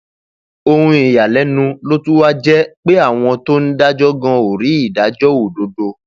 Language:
Yoruba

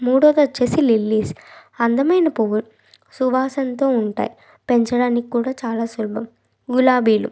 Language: Telugu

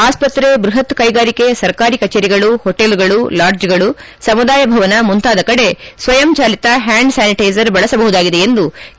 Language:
Kannada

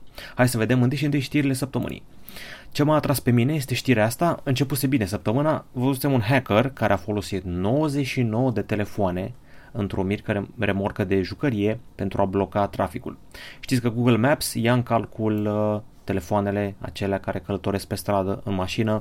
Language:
Romanian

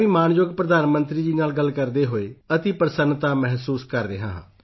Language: Punjabi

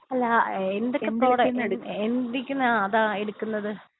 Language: Malayalam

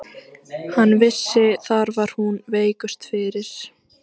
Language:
Icelandic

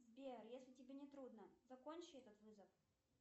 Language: Russian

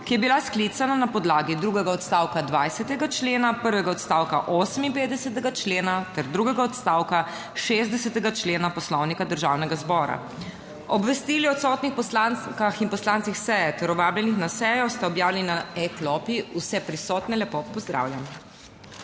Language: Slovenian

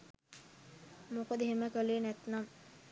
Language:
Sinhala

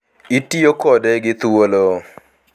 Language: Luo (Kenya and Tanzania)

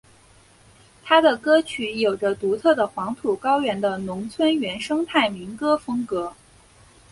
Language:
Chinese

